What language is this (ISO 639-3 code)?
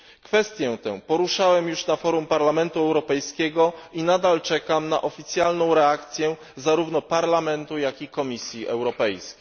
pol